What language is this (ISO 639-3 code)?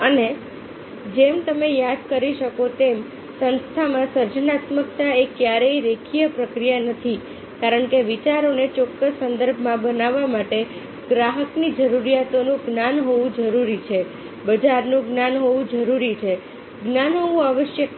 guj